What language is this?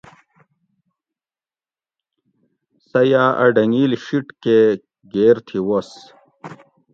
Gawri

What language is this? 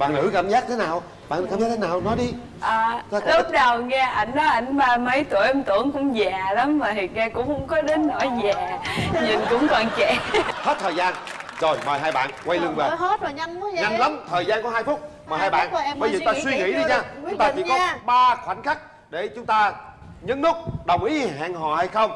Vietnamese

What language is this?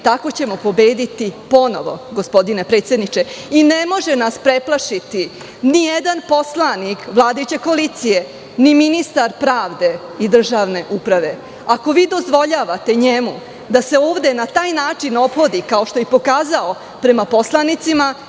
Serbian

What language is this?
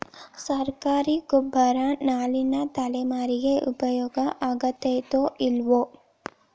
Kannada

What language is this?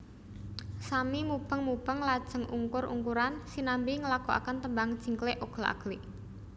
Javanese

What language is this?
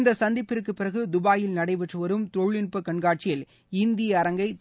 Tamil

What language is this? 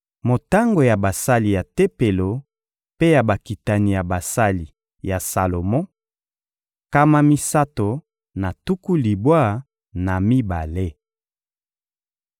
Lingala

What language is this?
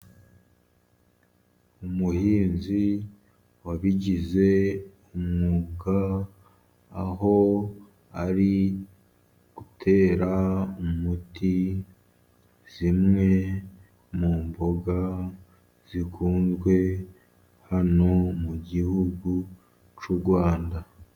Kinyarwanda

